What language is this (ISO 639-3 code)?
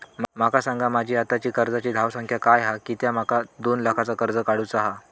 mar